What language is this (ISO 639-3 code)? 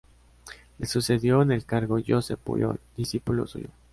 spa